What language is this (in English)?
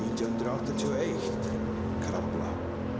Icelandic